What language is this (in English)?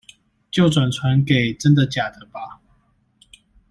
Chinese